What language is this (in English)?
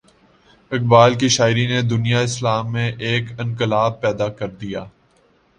Urdu